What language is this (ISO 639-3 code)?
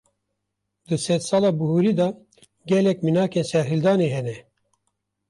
kur